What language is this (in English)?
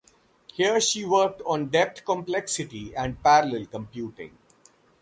English